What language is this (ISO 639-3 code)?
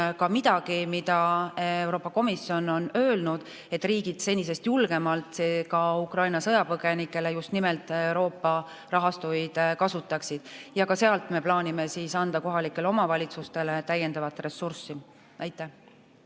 est